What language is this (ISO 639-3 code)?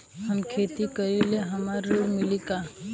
bho